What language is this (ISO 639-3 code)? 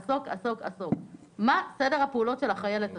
heb